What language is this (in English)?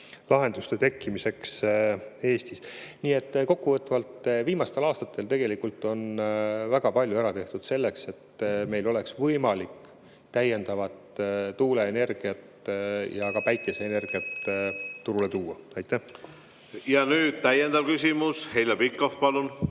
Estonian